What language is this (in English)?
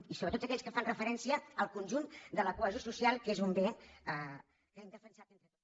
Catalan